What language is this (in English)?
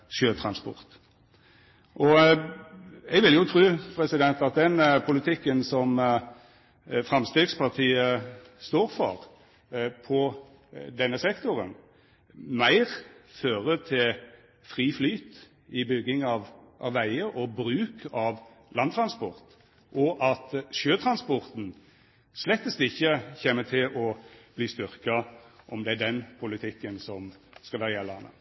Norwegian Nynorsk